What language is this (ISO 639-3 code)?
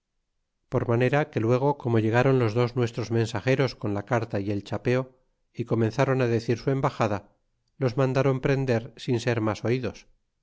spa